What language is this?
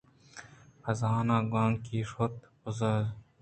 Eastern Balochi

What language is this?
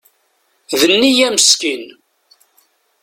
Kabyle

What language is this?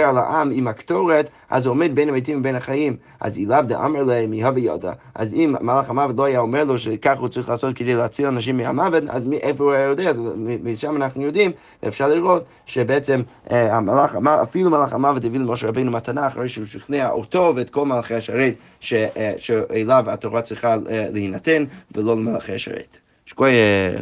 Hebrew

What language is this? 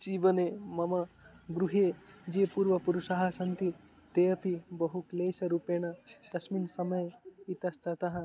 Sanskrit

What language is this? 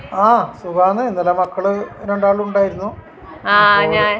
Malayalam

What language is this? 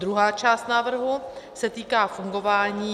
Czech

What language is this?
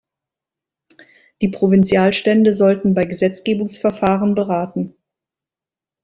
German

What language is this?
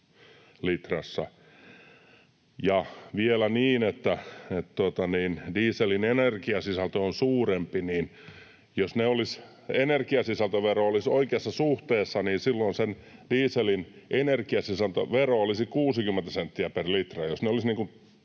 Finnish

